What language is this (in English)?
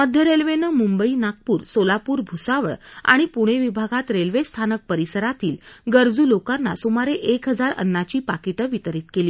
Marathi